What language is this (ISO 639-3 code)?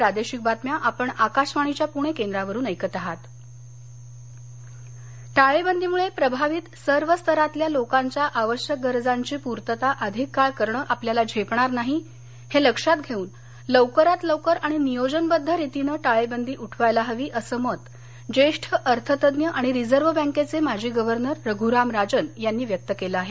mar